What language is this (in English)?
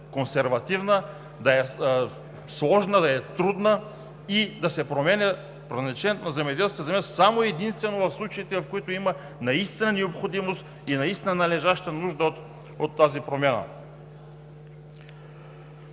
Bulgarian